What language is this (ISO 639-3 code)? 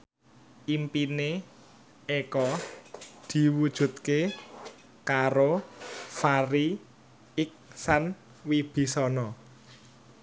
jav